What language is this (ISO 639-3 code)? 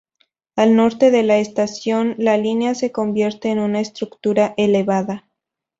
spa